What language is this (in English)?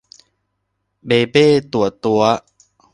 Thai